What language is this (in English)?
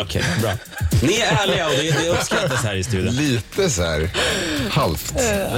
Swedish